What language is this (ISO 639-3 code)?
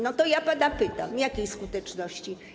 pol